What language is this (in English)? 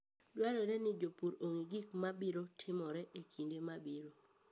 Luo (Kenya and Tanzania)